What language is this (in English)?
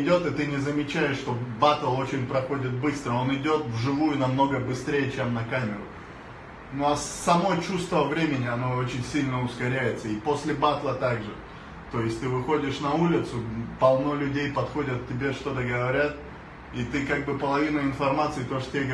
Russian